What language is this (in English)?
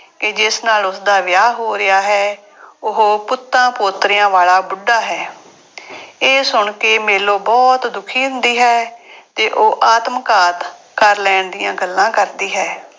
Punjabi